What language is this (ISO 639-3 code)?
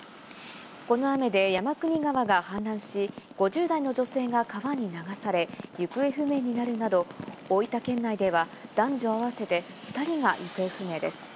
jpn